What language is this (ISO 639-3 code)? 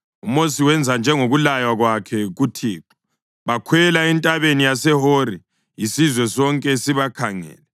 nde